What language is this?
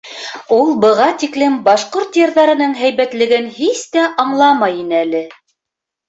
Bashkir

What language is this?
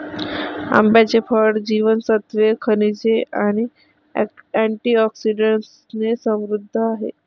Marathi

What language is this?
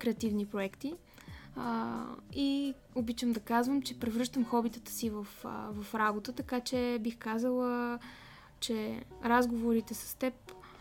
Bulgarian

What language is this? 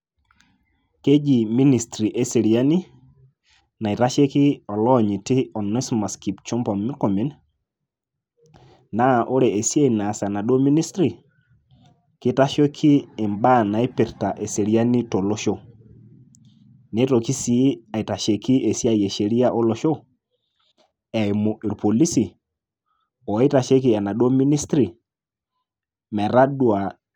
Masai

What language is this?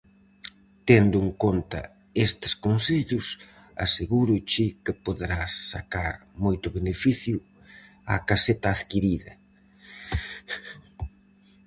Galician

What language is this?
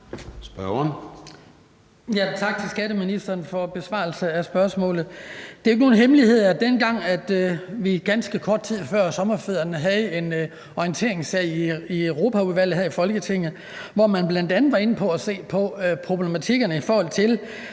Danish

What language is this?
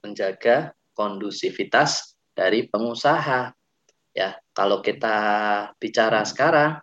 Indonesian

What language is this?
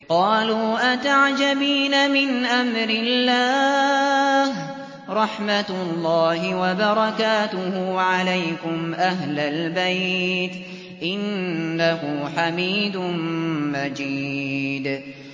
Arabic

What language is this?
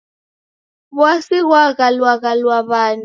Taita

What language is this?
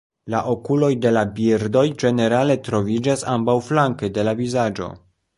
Esperanto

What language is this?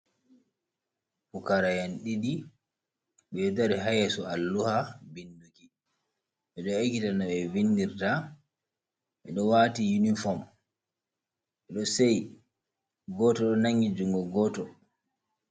Fula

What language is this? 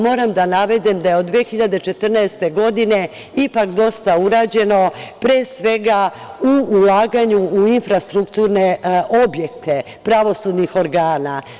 Serbian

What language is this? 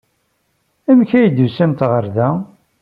Kabyle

